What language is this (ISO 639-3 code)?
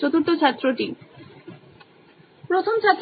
ben